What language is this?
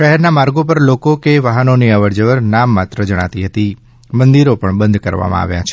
Gujarati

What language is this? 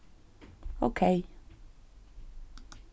Faroese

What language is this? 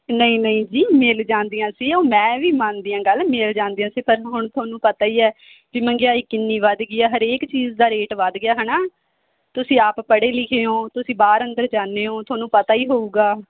Punjabi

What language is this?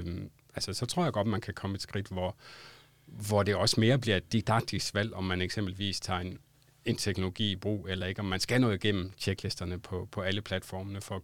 Danish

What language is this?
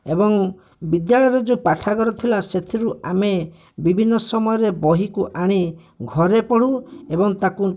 Odia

